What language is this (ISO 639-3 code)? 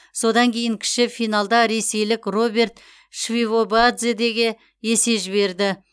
kaz